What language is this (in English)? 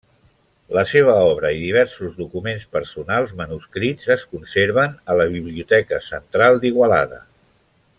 Catalan